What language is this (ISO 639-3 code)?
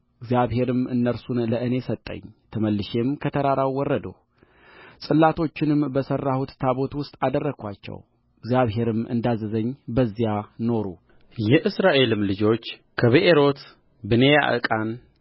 amh